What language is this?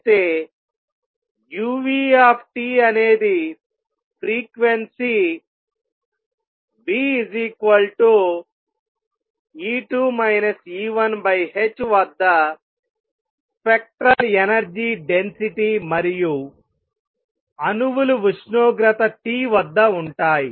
Telugu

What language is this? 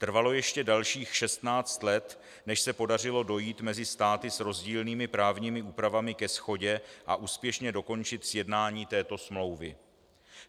Czech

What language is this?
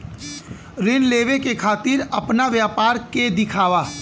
Bhojpuri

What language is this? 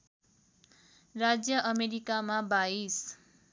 Nepali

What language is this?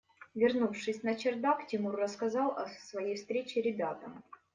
Russian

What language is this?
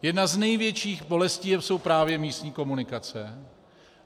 Czech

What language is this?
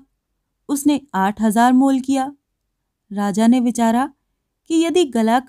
Hindi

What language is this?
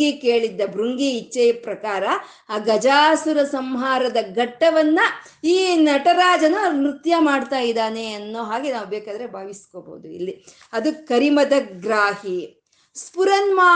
Kannada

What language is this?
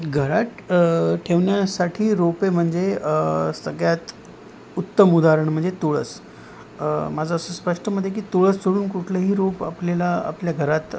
Marathi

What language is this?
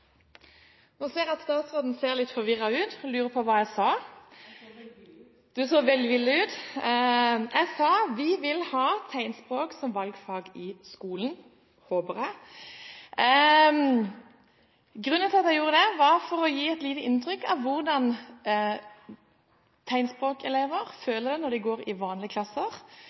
Norwegian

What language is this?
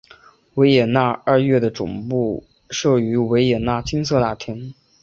Chinese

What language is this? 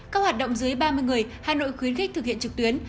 Vietnamese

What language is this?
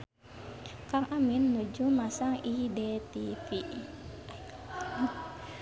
Sundanese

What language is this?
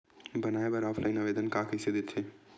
Chhattisgarhi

